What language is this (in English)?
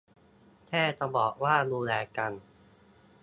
Thai